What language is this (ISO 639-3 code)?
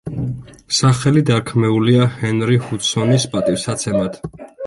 kat